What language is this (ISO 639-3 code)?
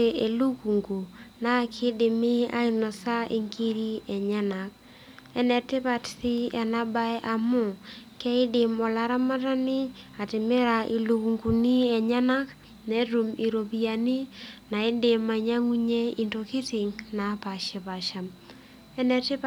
mas